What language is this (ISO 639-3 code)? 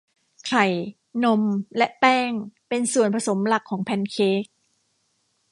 tha